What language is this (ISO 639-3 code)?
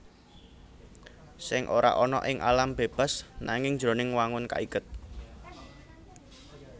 jav